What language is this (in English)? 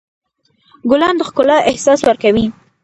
Pashto